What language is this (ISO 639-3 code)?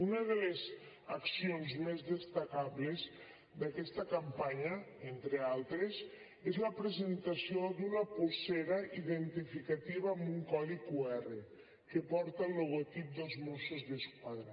cat